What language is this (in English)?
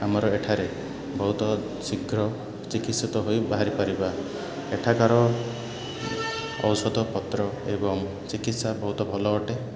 Odia